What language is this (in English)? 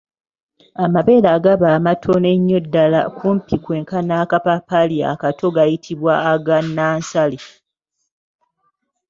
Ganda